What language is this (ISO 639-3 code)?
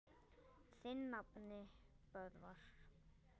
isl